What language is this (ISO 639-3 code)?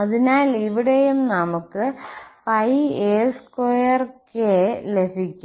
mal